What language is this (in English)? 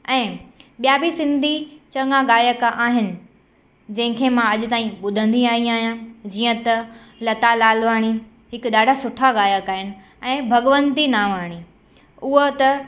Sindhi